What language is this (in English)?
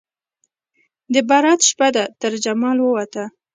Pashto